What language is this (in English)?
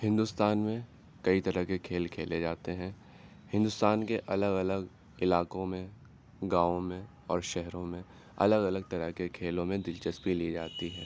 Urdu